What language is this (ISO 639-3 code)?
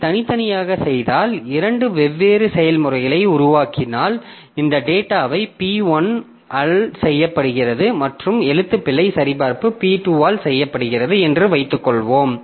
tam